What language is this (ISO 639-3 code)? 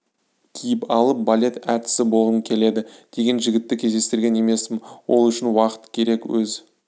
kaz